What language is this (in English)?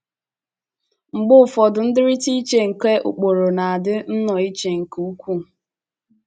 Igbo